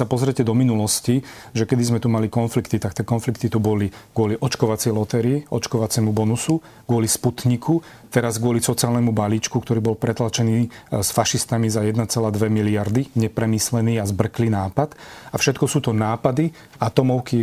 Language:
Slovak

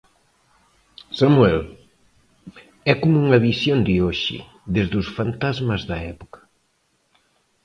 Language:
Galician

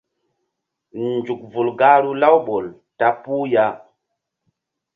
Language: Mbum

